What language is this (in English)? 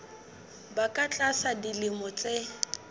Southern Sotho